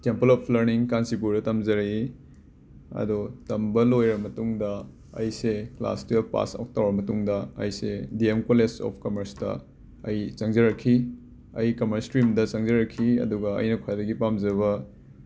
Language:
Manipuri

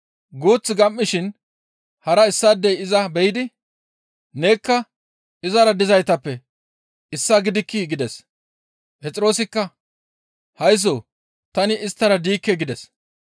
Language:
Gamo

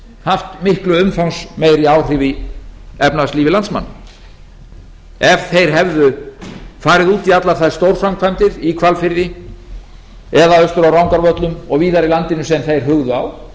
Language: Icelandic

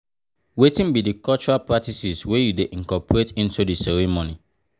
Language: Nigerian Pidgin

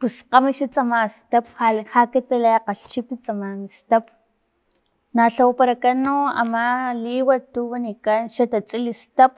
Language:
Filomena Mata-Coahuitlán Totonac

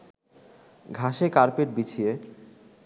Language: Bangla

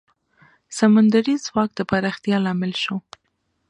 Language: Pashto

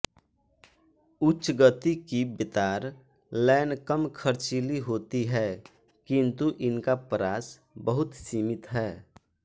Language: Hindi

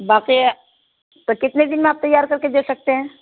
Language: Urdu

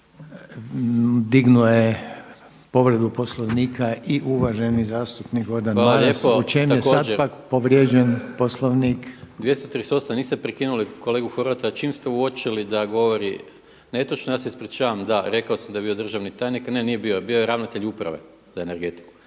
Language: Croatian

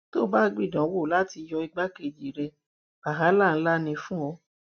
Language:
Yoruba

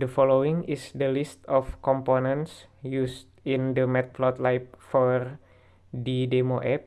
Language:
Indonesian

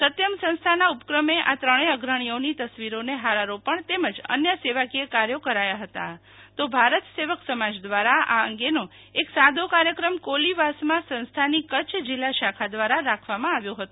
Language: Gujarati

